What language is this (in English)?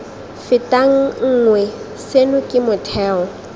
Tswana